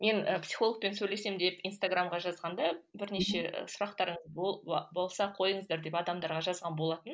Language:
Kazakh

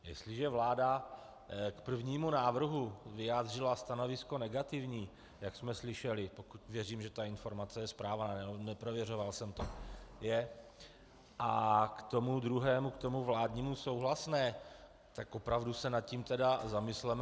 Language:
Czech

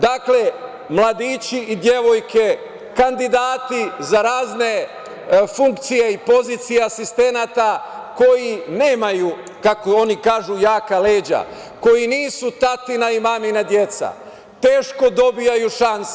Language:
Serbian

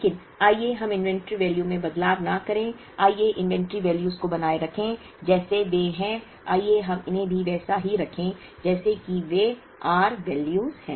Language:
Hindi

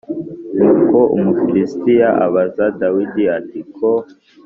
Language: Kinyarwanda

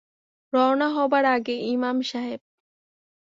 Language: Bangla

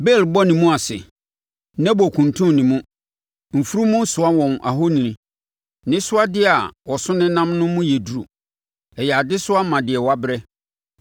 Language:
Akan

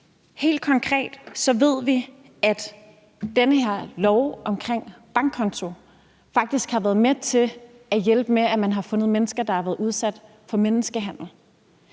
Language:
Danish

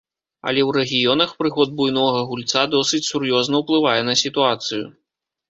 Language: Belarusian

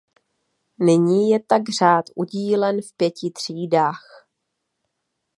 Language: Czech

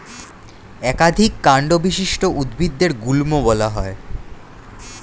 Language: Bangla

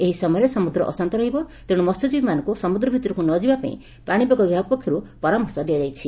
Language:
Odia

